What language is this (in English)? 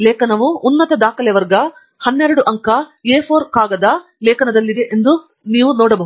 Kannada